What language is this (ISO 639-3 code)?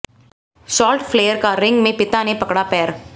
hin